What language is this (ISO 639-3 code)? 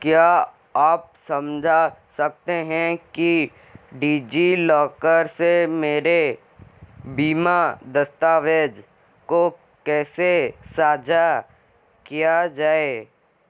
hin